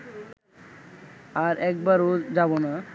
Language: Bangla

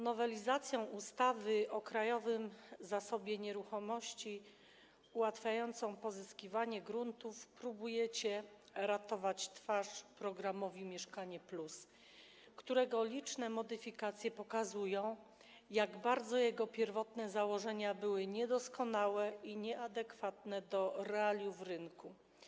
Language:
Polish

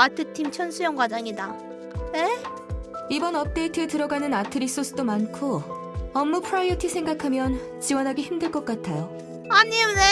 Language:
Korean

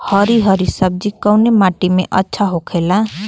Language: Bhojpuri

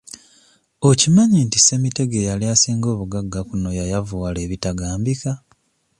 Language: Ganda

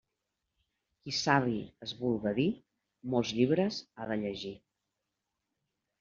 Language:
Catalan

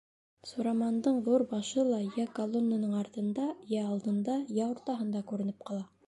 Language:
Bashkir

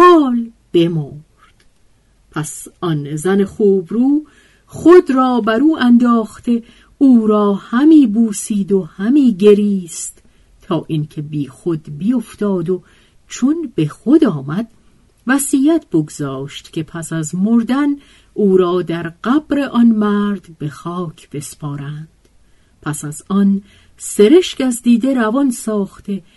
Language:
Persian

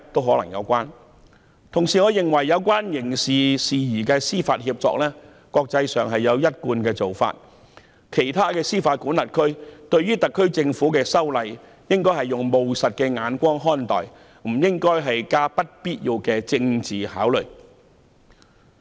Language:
Cantonese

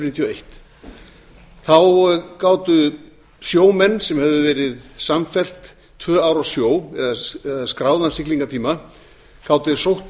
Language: Icelandic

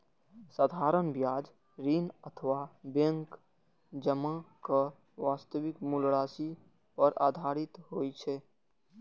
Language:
Maithili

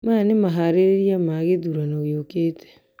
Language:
Kikuyu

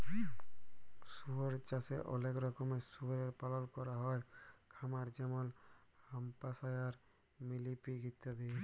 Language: Bangla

